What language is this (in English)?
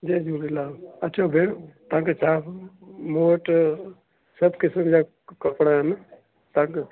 Sindhi